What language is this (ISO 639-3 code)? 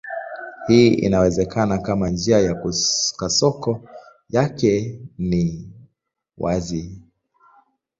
swa